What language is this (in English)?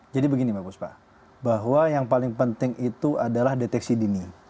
Indonesian